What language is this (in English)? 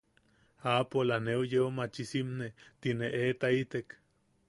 Yaqui